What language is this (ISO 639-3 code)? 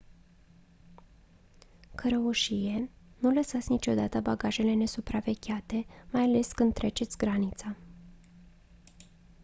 ron